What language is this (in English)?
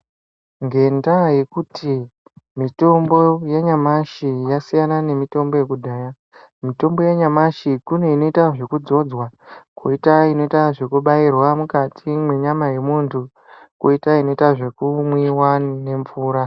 Ndau